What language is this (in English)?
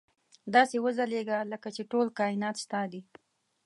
Pashto